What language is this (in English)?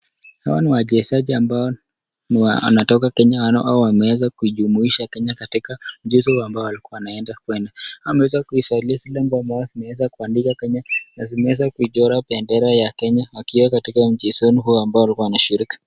Swahili